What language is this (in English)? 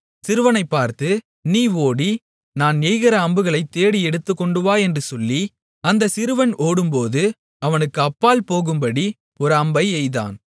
Tamil